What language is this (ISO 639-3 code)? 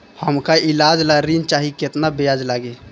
bho